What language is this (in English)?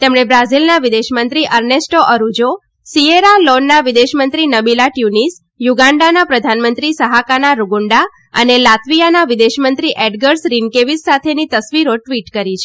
Gujarati